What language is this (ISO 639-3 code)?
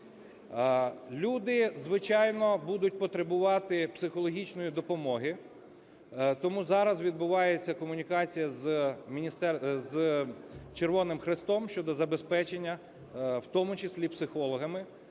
ukr